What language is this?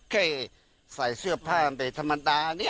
Thai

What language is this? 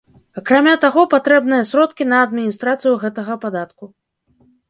Belarusian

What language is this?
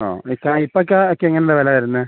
Malayalam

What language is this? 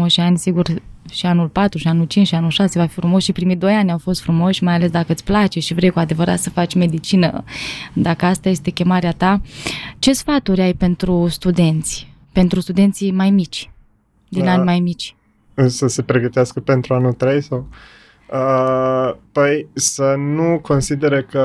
Romanian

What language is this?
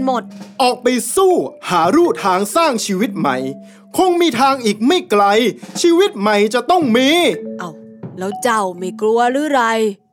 Thai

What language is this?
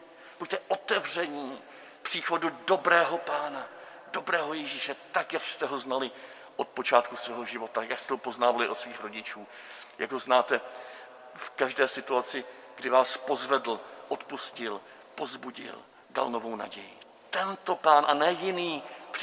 Czech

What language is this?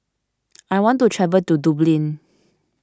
English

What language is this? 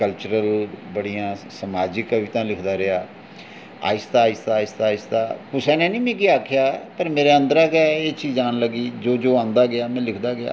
Dogri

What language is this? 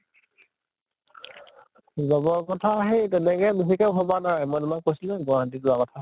Assamese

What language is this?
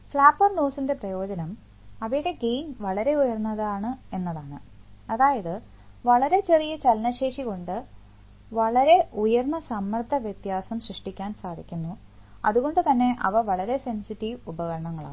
Malayalam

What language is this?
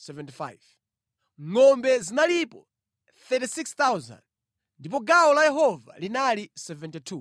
Nyanja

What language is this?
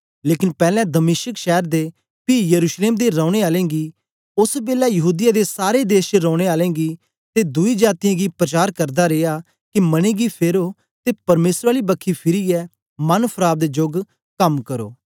Dogri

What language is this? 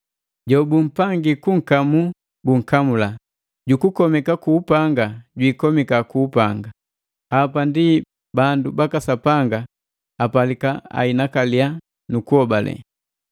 Matengo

